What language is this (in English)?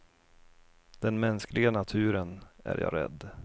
Swedish